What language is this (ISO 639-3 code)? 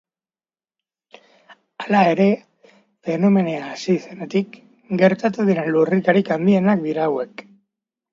eus